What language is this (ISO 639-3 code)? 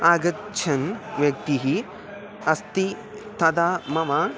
san